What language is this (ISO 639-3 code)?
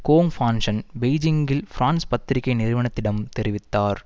tam